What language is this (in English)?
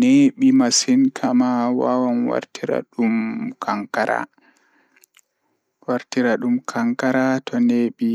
Fula